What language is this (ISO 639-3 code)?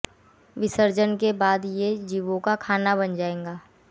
hin